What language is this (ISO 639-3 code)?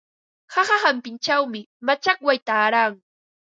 qva